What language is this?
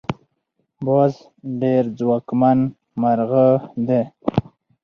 Pashto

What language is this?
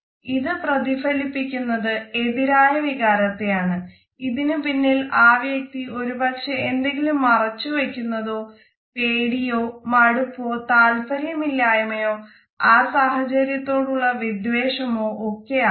Malayalam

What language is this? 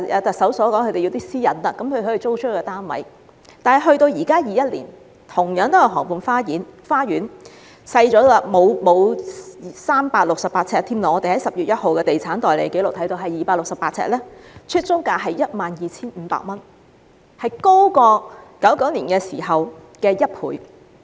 Cantonese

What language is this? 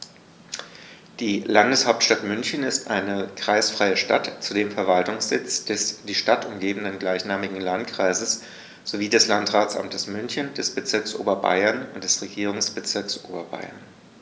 German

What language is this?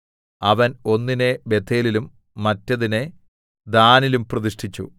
Malayalam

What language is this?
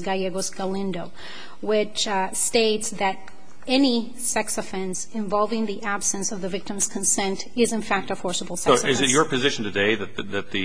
English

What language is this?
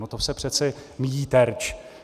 Czech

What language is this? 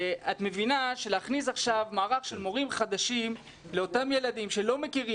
Hebrew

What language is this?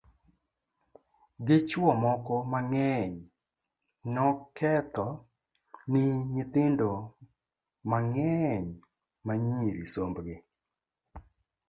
Luo (Kenya and Tanzania)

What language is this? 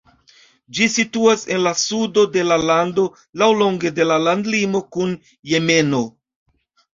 Esperanto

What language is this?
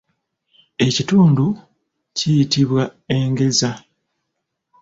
Ganda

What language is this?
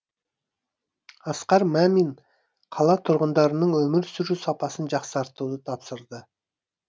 Kazakh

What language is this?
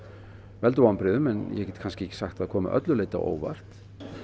Icelandic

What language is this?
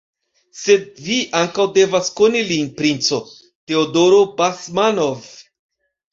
Esperanto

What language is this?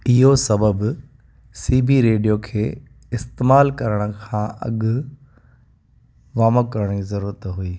Sindhi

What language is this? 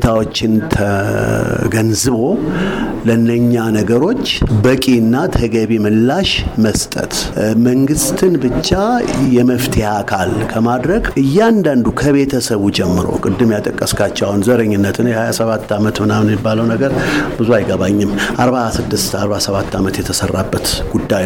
Amharic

